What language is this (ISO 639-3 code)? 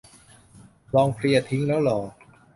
tha